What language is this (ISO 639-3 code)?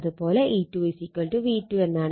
mal